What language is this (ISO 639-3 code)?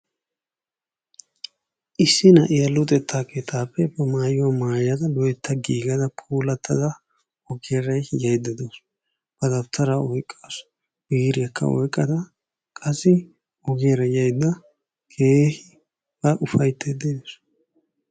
wal